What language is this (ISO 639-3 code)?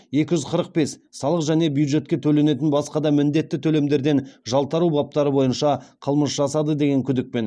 kaz